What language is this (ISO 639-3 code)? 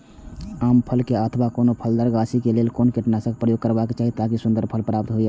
mai